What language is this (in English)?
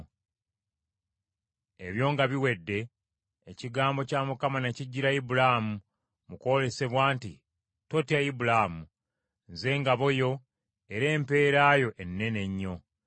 Ganda